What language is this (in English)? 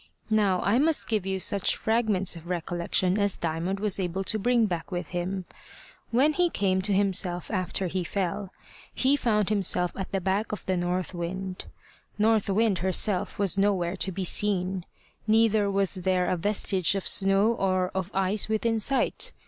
English